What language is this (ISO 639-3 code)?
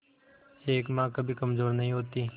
hin